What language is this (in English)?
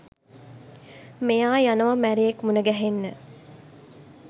Sinhala